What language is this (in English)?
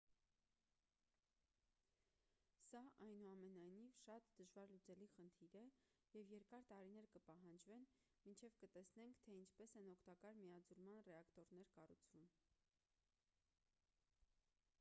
Armenian